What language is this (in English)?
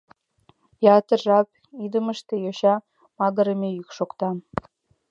Mari